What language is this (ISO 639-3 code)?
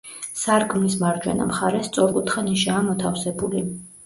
kat